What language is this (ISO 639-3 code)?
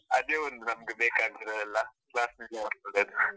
kan